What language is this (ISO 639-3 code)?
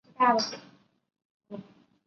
zho